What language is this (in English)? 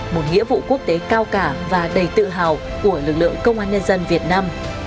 Vietnamese